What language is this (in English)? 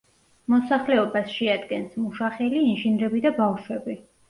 Georgian